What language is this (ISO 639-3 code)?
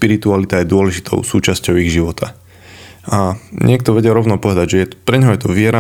slk